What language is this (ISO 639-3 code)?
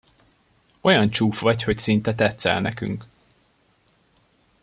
hun